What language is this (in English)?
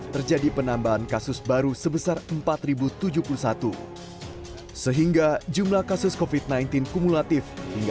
Indonesian